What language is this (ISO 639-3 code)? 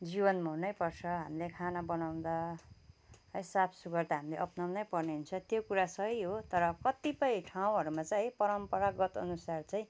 nep